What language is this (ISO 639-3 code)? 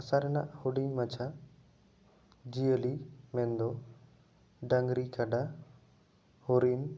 sat